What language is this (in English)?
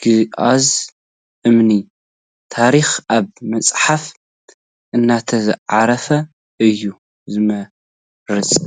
Tigrinya